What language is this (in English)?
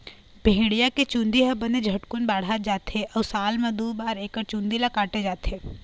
Chhattisgarhi